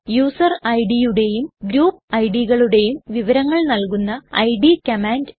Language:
Malayalam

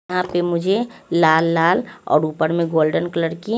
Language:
Hindi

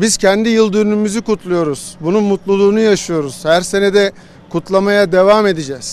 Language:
Turkish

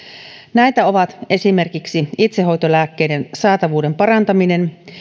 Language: Finnish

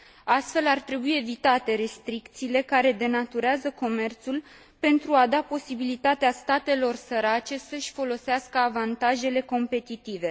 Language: Romanian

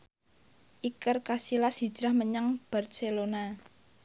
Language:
Javanese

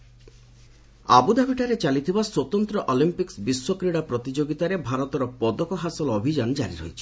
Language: Odia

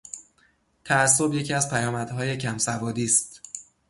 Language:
Persian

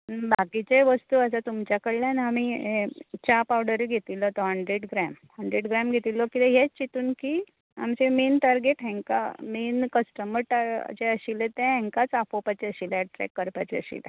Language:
Konkani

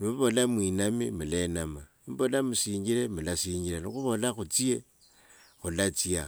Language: Wanga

